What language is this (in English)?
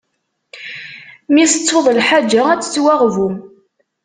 Kabyle